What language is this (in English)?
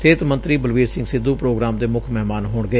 Punjabi